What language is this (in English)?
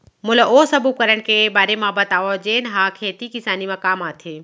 Chhattisgarhi